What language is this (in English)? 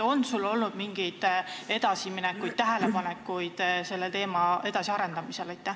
Estonian